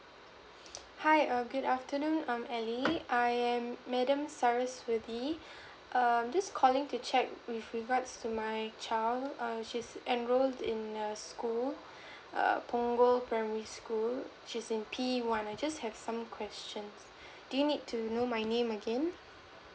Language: English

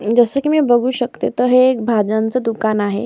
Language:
Marathi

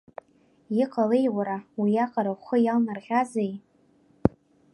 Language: Abkhazian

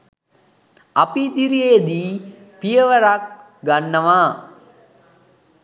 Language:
Sinhala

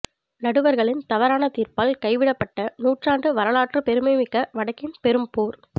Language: Tamil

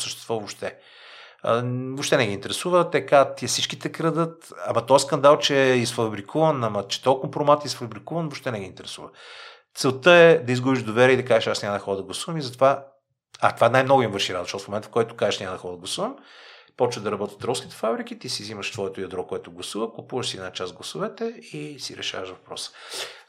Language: Bulgarian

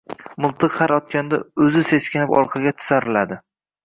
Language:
Uzbek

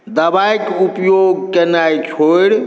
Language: Maithili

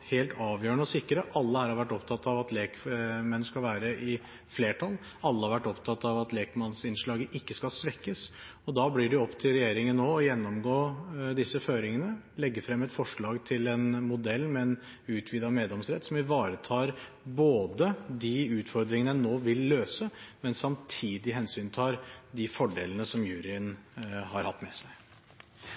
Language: Norwegian Bokmål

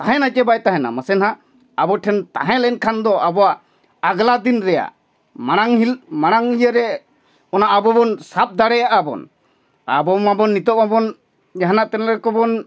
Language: Santali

